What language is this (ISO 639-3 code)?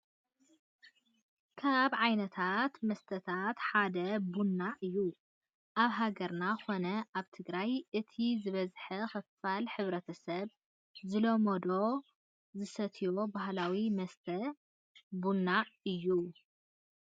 tir